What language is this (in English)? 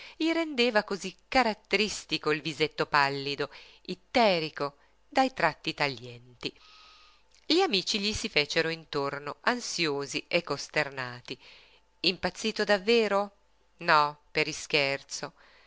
Italian